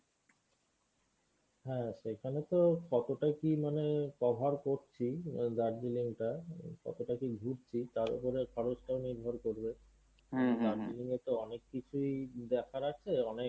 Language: Bangla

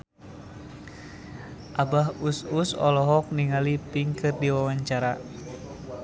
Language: Sundanese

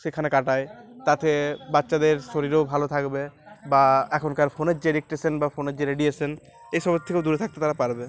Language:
Bangla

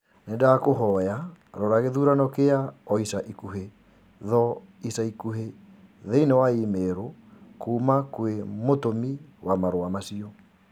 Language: Kikuyu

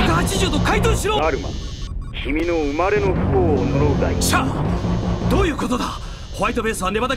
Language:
Japanese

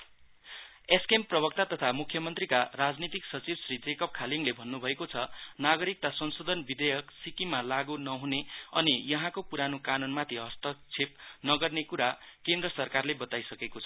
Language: Nepali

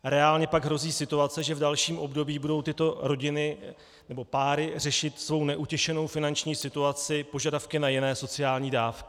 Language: Czech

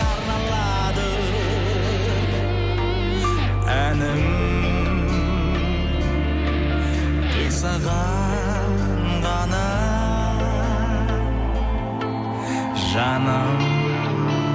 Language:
Kazakh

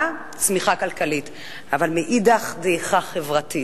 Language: Hebrew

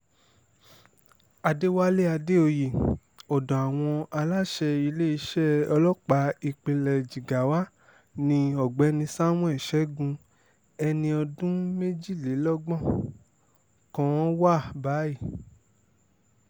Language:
Yoruba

